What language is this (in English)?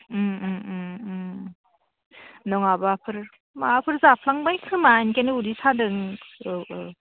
Bodo